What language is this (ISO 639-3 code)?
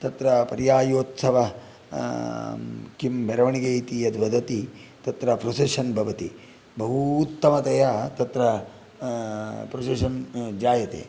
san